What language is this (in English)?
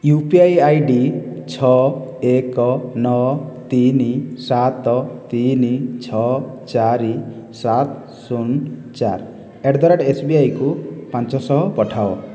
Odia